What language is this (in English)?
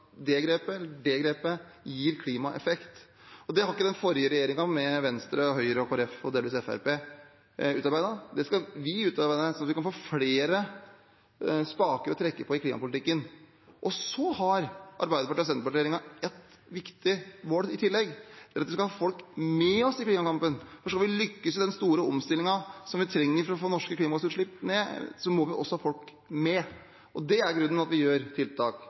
Norwegian Bokmål